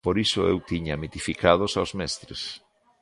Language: Galician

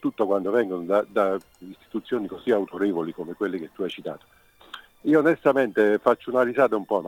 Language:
Italian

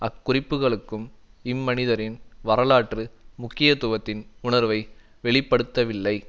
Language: Tamil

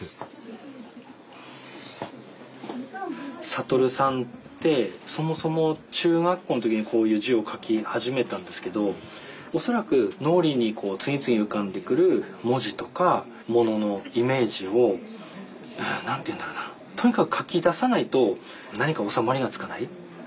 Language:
Japanese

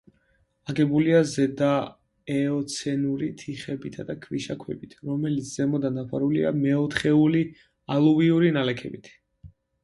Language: Georgian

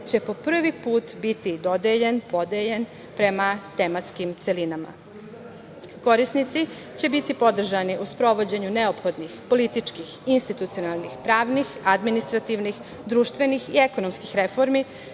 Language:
Serbian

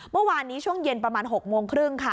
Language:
Thai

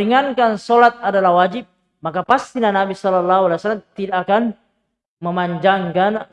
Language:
Indonesian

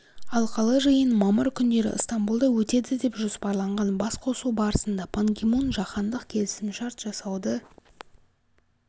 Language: Kazakh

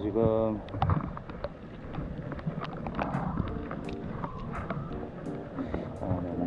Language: Korean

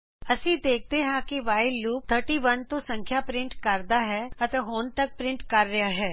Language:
Punjabi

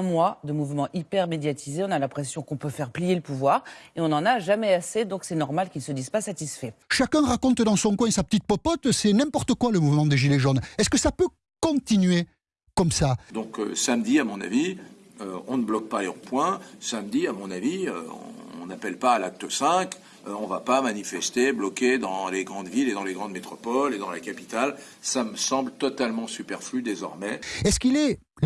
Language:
French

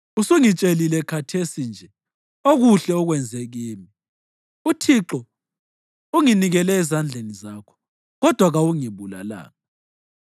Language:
North Ndebele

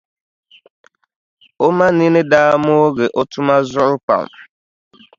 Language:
Dagbani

